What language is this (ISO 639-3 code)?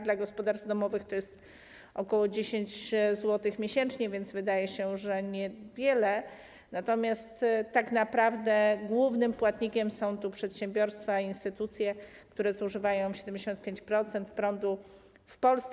pol